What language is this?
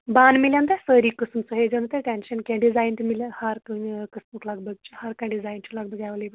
Kashmiri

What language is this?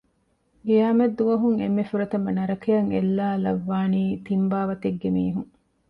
Divehi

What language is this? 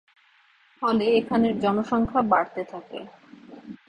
Bangla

